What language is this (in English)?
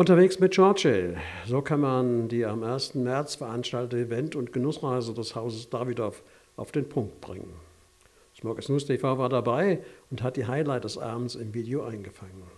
German